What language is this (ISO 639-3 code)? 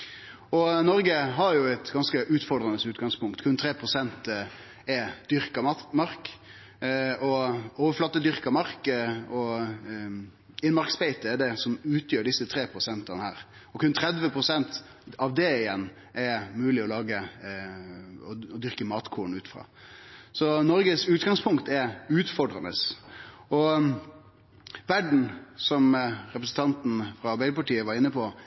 nno